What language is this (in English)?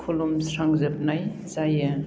Bodo